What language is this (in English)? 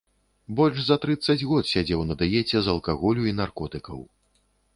Belarusian